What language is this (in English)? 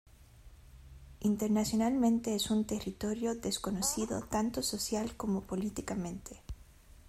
Spanish